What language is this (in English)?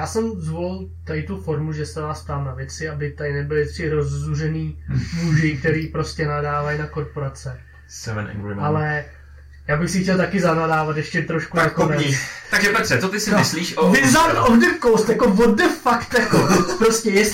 Czech